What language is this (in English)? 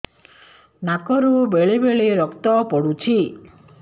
Odia